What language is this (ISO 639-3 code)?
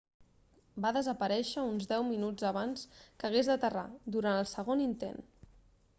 cat